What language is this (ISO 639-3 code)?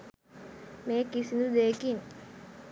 sin